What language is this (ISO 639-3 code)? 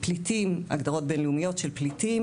heb